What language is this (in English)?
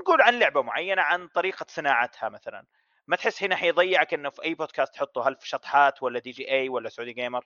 Arabic